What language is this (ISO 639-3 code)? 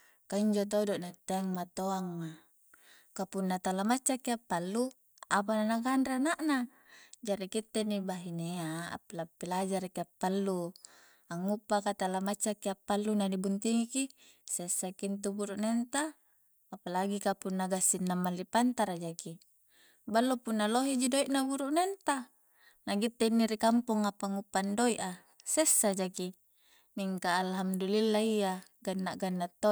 kjc